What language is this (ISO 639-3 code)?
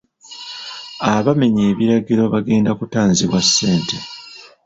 lug